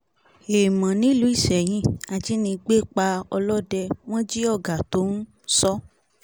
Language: Yoruba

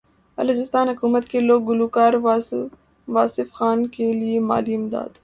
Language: Urdu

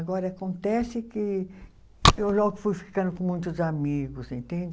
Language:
Portuguese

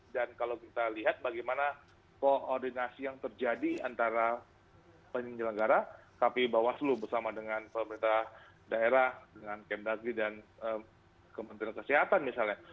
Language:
Indonesian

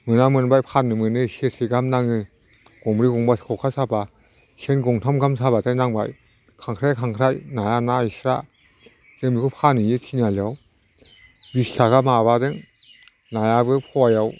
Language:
Bodo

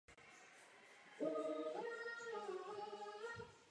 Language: Czech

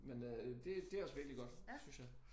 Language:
Danish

